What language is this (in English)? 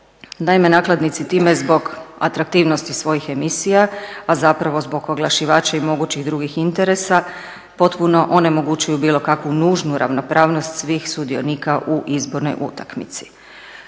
Croatian